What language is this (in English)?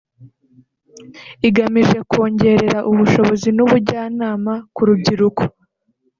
Kinyarwanda